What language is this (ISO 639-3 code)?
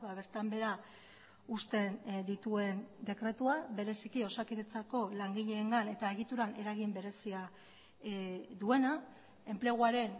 eus